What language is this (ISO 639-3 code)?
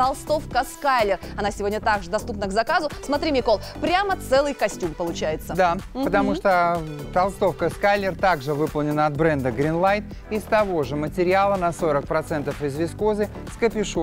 rus